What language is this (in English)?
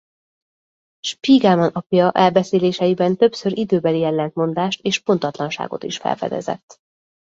Hungarian